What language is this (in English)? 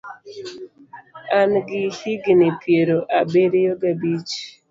Luo (Kenya and Tanzania)